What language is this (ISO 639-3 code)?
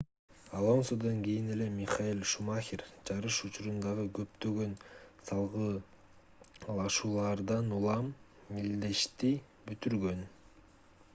kir